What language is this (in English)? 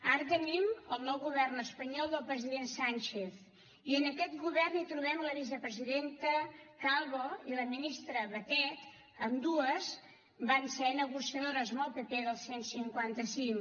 Catalan